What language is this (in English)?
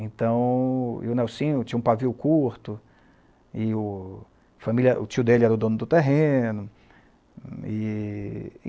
Portuguese